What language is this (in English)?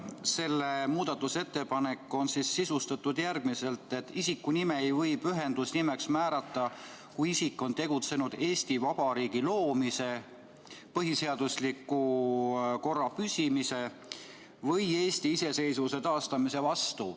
Estonian